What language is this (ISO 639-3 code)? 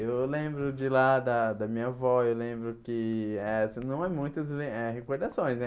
por